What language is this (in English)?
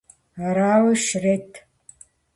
Kabardian